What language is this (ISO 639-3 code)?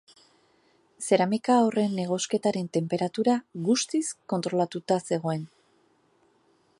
eus